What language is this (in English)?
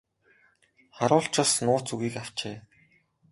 Mongolian